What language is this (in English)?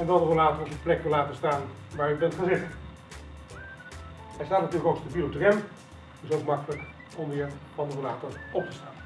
Dutch